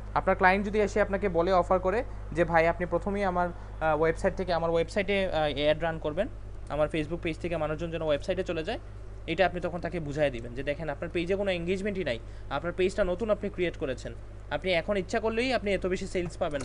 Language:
Hindi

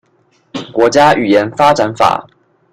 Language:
Chinese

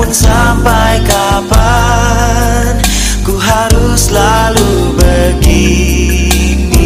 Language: Malay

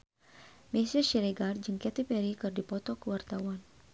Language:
Sundanese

